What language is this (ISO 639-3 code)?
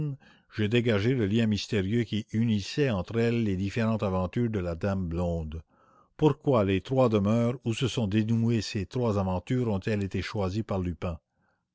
fra